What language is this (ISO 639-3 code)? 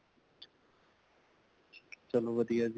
pan